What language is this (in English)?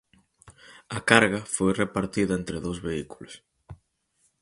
Galician